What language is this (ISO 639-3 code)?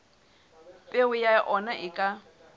sot